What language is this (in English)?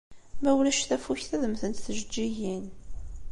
Kabyle